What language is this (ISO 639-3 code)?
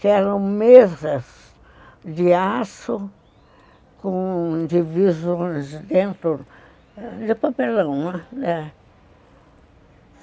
por